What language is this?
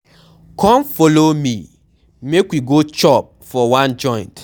Nigerian Pidgin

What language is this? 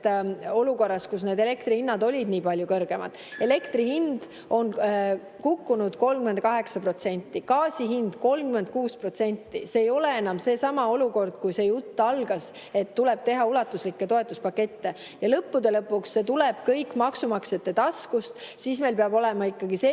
Estonian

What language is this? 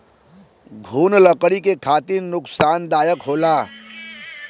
Bhojpuri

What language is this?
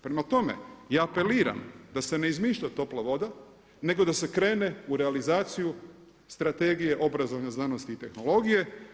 Croatian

